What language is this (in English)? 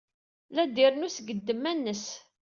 Kabyle